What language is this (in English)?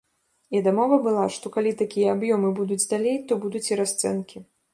Belarusian